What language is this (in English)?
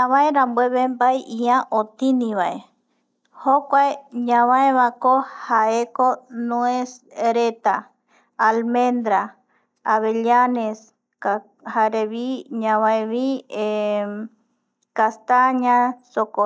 Eastern Bolivian Guaraní